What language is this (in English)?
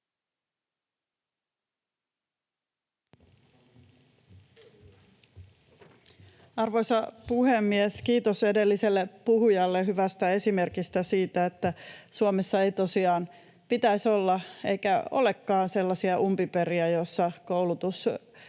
Finnish